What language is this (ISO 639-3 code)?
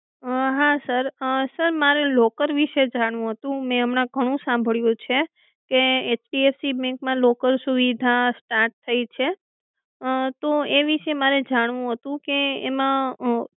guj